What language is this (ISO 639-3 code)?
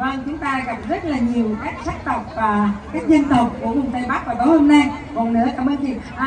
vie